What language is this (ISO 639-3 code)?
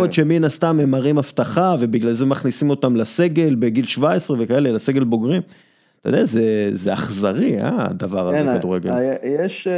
heb